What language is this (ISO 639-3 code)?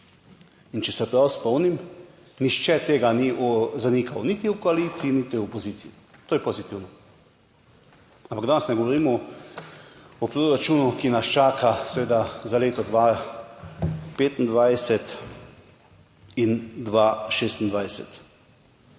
slv